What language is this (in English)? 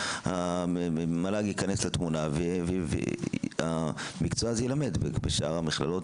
Hebrew